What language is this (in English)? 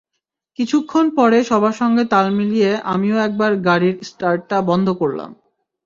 Bangla